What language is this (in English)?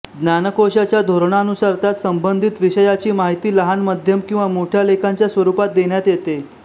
Marathi